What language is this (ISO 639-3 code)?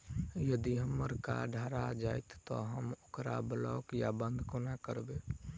mai